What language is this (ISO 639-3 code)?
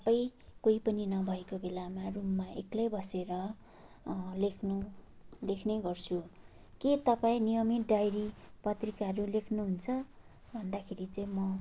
nep